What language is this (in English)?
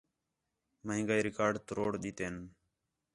Khetrani